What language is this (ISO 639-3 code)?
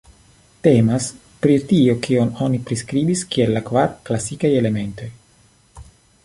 epo